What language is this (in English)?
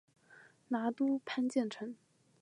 Chinese